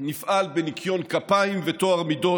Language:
Hebrew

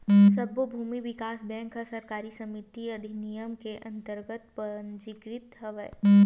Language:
Chhattisgarhi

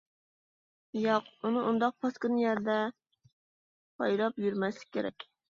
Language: Uyghur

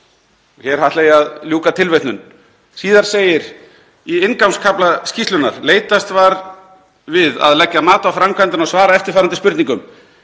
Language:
Icelandic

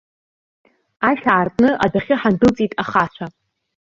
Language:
Abkhazian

